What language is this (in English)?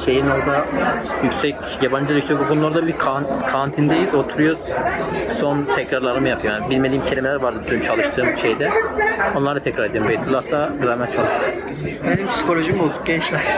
Turkish